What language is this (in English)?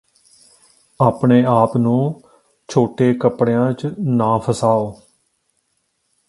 Punjabi